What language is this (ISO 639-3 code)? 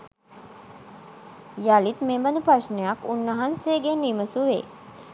sin